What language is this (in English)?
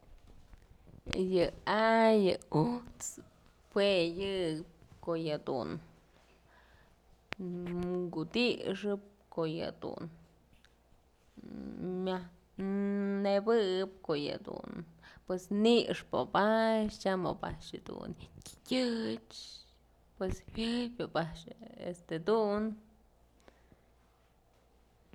Mazatlán Mixe